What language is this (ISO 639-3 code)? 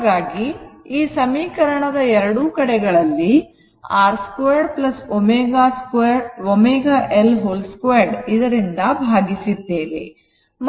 kan